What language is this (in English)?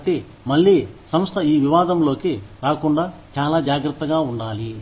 Telugu